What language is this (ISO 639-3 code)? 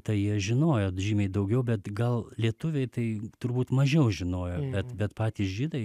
lit